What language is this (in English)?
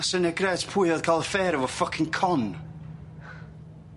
Welsh